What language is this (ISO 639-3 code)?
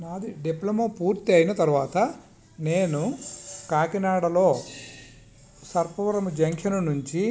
tel